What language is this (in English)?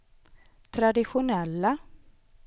Swedish